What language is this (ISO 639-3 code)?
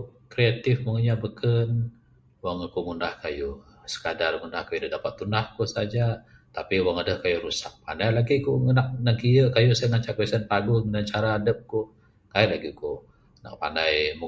sdo